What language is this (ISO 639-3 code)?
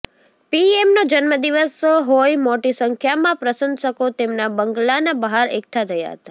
guj